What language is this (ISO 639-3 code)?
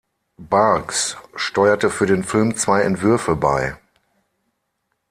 deu